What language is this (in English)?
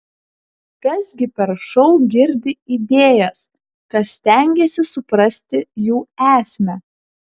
Lithuanian